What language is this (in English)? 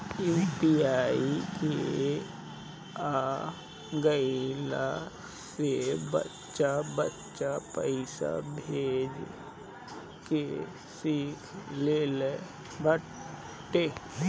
Bhojpuri